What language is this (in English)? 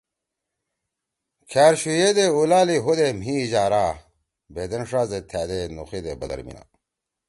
Torwali